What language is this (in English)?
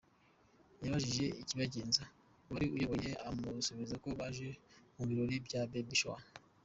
Kinyarwanda